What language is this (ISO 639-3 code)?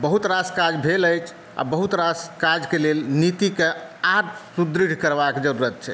mai